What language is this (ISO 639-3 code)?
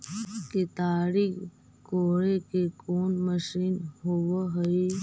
mag